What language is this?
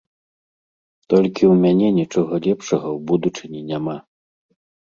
Belarusian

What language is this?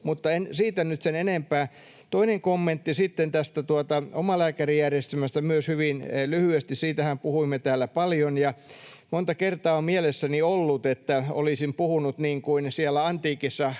Finnish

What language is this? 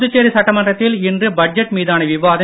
Tamil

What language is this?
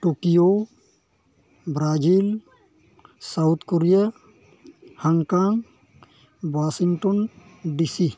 Santali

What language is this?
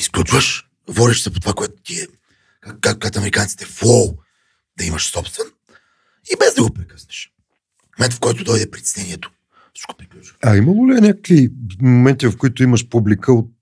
Bulgarian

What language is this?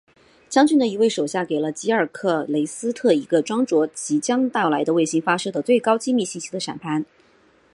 Chinese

